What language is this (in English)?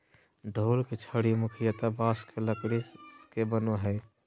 Magahi